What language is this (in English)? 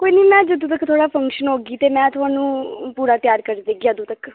Dogri